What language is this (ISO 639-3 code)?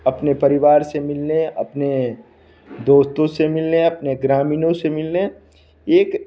hin